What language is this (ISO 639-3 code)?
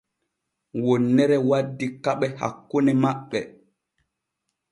fue